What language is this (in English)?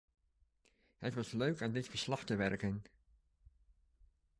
Dutch